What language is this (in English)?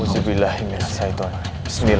Indonesian